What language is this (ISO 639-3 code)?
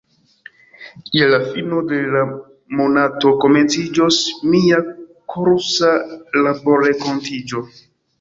epo